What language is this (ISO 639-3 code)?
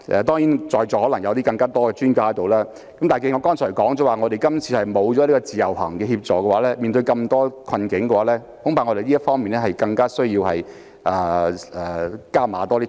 yue